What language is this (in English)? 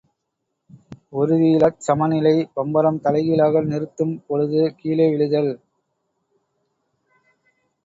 Tamil